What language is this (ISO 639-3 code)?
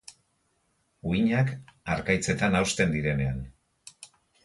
eus